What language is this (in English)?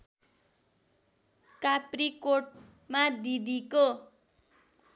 Nepali